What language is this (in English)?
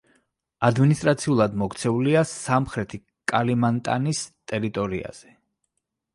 Georgian